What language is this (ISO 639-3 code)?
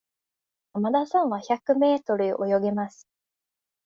jpn